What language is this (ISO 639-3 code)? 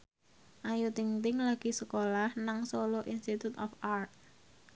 jav